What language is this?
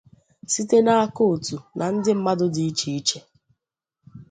Igbo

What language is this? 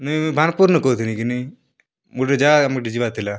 Odia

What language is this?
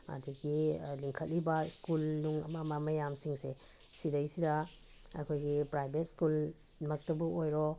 Manipuri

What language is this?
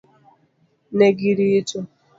Luo (Kenya and Tanzania)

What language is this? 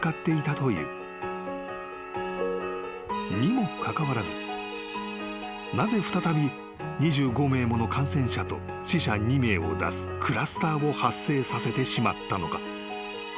Japanese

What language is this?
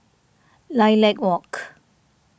English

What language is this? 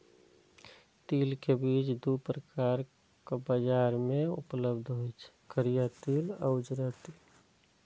Maithili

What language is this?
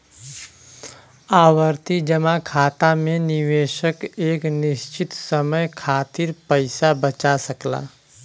Bhojpuri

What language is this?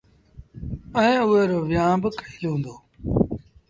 Sindhi Bhil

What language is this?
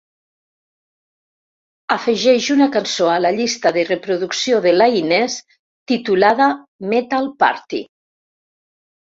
Catalan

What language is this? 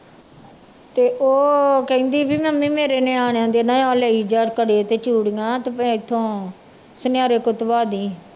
Punjabi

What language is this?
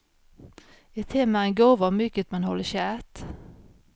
Swedish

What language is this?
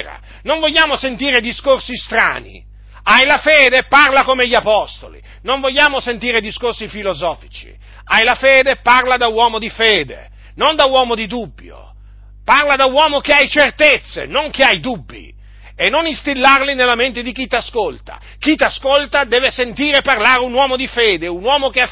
Italian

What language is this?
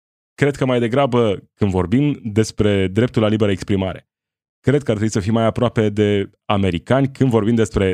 Romanian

